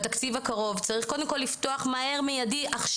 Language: Hebrew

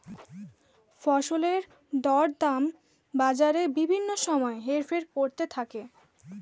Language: Bangla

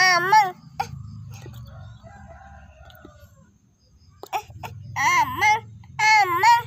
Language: Indonesian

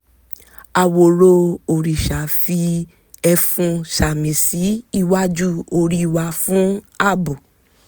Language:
Yoruba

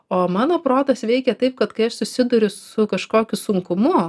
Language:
Lithuanian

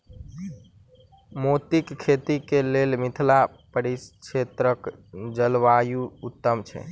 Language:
Maithili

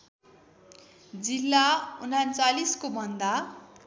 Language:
Nepali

